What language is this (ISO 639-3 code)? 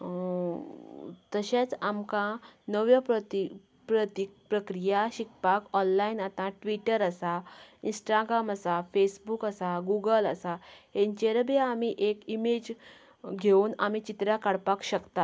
kok